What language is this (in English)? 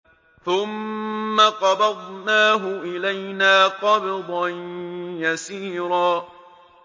Arabic